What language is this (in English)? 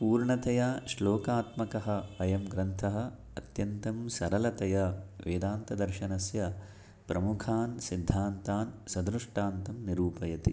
Sanskrit